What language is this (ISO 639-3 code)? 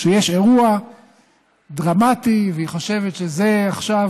heb